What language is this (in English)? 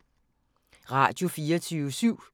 Danish